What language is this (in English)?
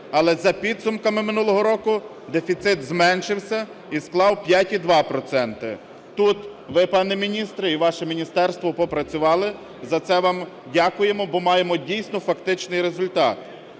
Ukrainian